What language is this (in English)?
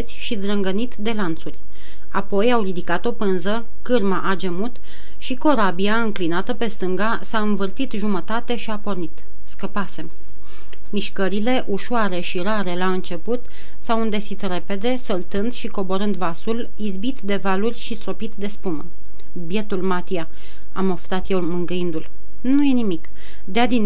Romanian